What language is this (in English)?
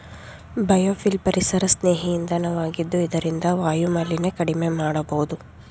Kannada